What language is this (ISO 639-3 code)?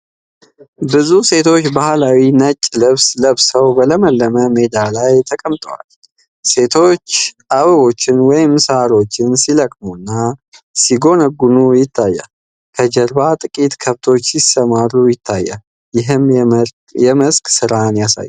amh